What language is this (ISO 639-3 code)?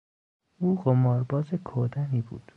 fas